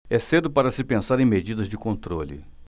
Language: Portuguese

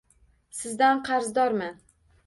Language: Uzbek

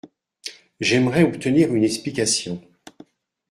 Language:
French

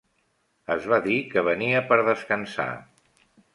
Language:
Catalan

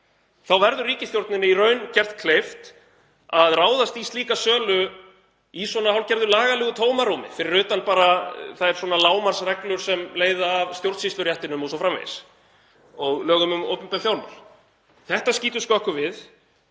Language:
Icelandic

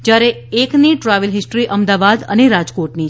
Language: Gujarati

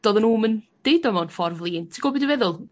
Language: Welsh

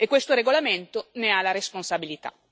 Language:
Italian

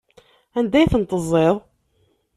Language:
Kabyle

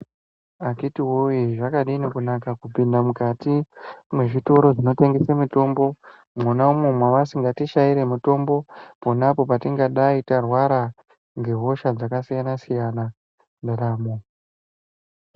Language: Ndau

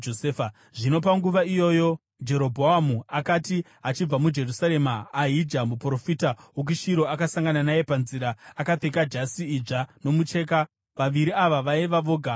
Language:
Shona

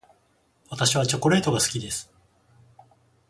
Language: Japanese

